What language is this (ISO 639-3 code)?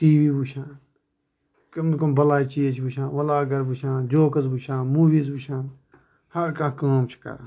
kas